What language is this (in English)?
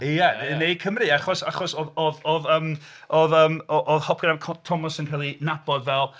Welsh